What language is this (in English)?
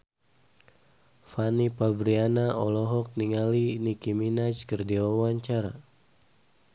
Sundanese